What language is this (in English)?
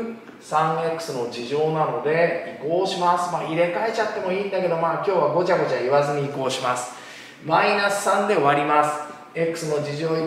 Japanese